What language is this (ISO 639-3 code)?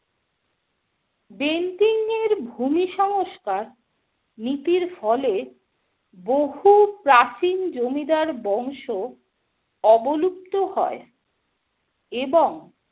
ben